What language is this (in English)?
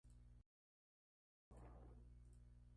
Spanish